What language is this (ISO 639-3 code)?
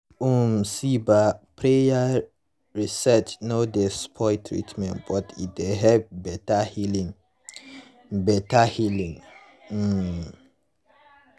pcm